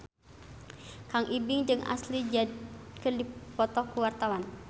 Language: Sundanese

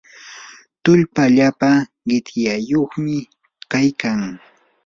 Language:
Yanahuanca Pasco Quechua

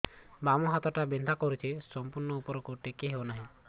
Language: Odia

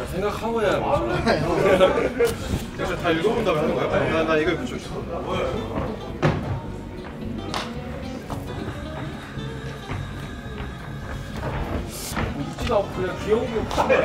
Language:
Korean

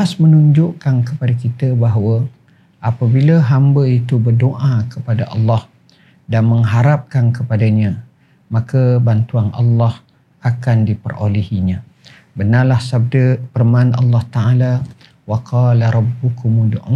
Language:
Malay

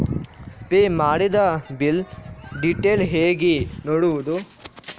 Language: Kannada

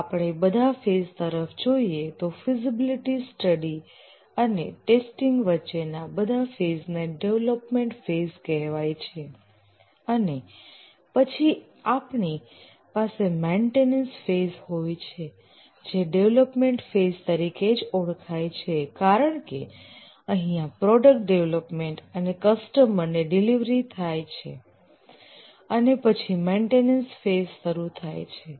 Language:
Gujarati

